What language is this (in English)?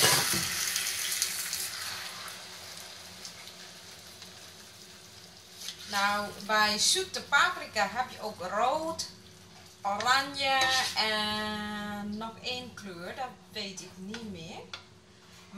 Dutch